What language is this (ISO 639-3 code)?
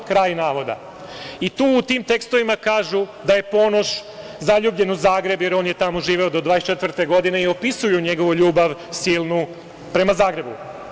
srp